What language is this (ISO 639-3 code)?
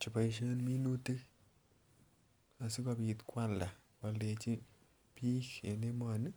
kln